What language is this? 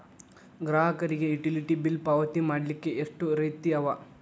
Kannada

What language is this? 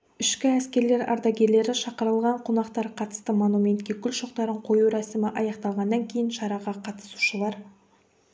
Kazakh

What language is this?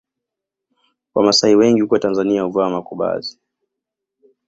Swahili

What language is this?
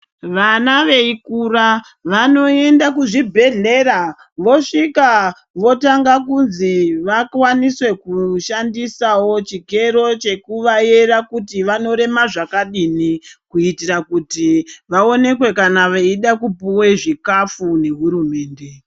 Ndau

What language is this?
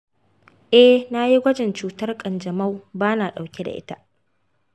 Hausa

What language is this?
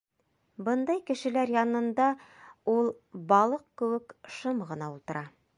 Bashkir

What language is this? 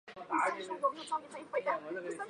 Chinese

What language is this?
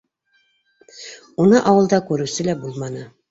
Bashkir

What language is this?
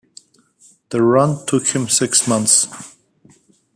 English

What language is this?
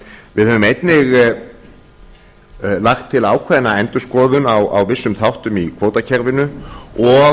Icelandic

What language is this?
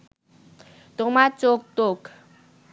Bangla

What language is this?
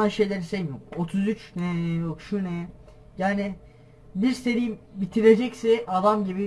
Turkish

